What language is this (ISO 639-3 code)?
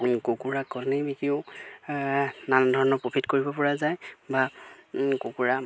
asm